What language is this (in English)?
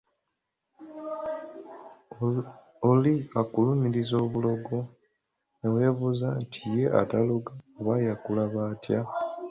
Ganda